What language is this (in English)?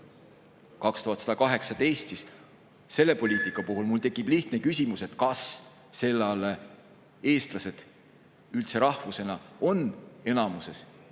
Estonian